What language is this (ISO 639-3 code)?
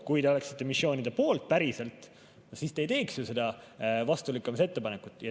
est